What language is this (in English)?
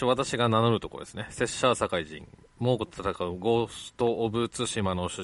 Japanese